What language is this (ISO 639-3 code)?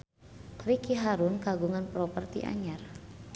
sun